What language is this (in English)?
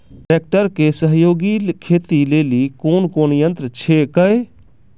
Maithili